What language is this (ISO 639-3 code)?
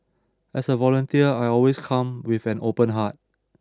eng